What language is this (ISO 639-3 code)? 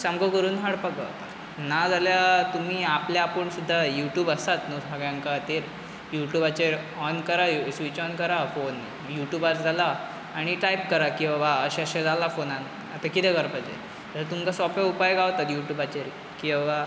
kok